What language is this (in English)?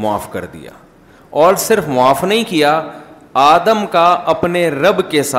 Urdu